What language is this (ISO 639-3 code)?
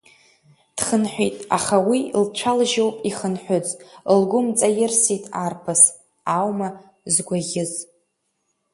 abk